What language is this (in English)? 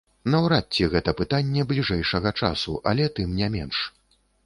Belarusian